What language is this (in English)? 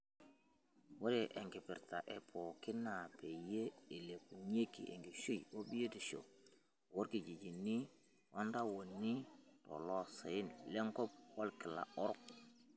Masai